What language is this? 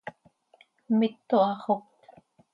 Seri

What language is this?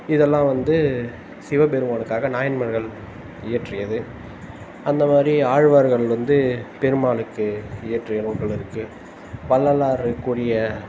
Tamil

